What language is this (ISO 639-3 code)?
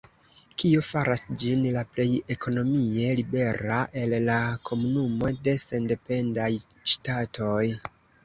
epo